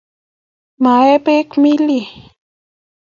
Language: Kalenjin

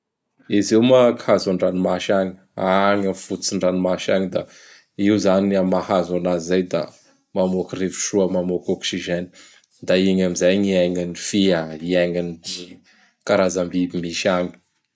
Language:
Bara Malagasy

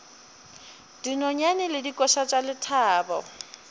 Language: Northern Sotho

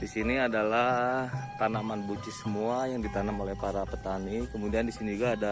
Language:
Indonesian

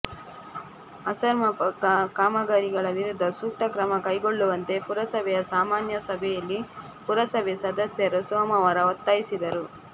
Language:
Kannada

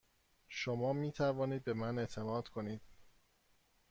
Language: Persian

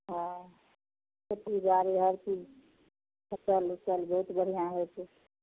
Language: Maithili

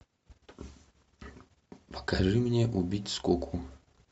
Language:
Russian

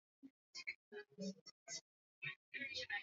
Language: Swahili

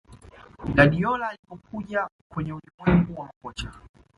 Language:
Swahili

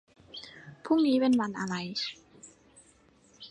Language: Thai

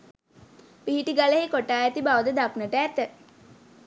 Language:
Sinhala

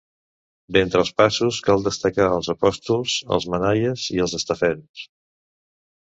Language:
Catalan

